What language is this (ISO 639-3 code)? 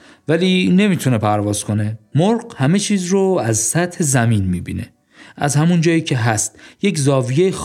fas